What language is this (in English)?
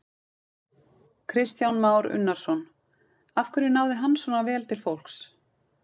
Icelandic